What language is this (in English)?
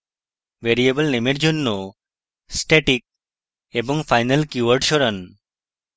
Bangla